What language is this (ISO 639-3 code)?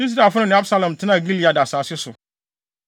aka